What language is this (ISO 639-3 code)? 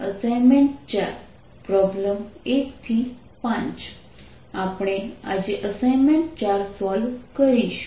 guj